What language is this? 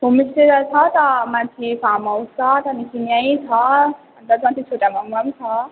Nepali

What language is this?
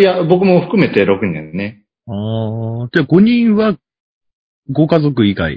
Japanese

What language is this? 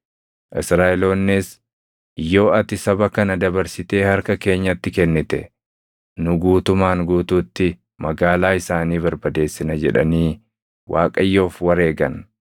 Oromo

